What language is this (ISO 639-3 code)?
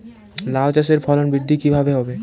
ben